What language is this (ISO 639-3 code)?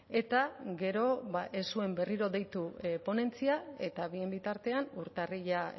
eus